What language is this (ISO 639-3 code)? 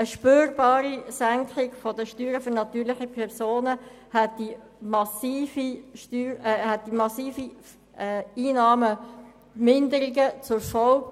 gsw